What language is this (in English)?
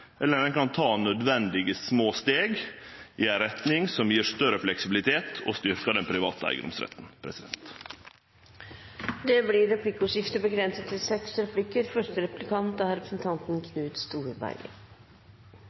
Norwegian